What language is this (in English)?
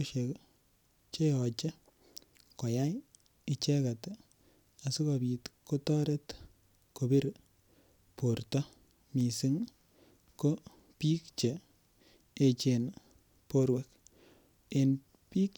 Kalenjin